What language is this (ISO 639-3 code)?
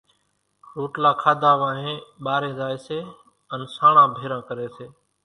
gjk